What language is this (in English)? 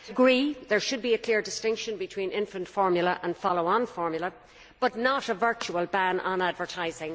English